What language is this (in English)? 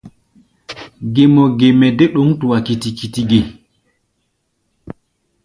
Gbaya